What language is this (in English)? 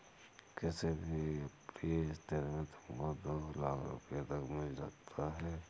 Hindi